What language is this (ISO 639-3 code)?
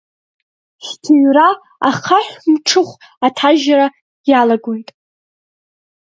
abk